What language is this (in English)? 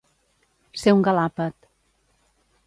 Catalan